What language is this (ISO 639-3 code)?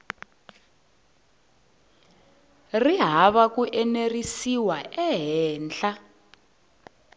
tso